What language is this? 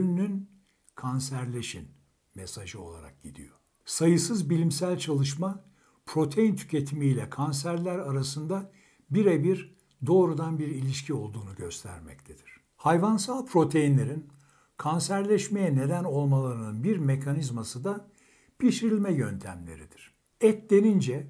Turkish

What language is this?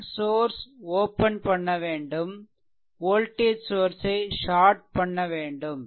Tamil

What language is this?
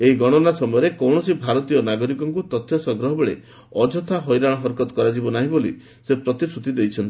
Odia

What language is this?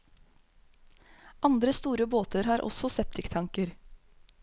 Norwegian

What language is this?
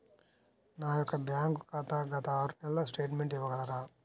Telugu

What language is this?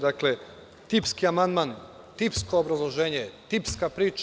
Serbian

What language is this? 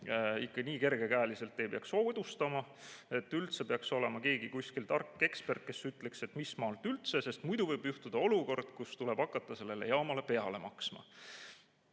Estonian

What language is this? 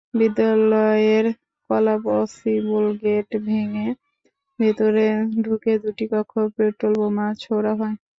Bangla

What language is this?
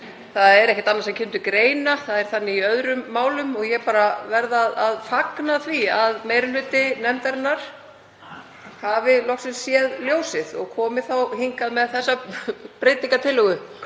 Icelandic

